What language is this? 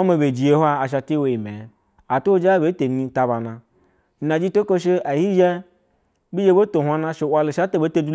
Basa (Nigeria)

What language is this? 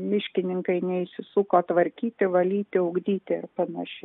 Lithuanian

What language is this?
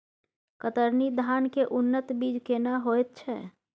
Maithili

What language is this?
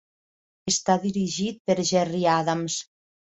Catalan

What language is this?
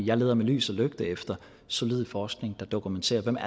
Danish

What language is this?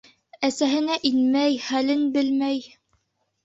Bashkir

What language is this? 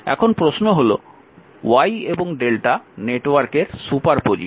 Bangla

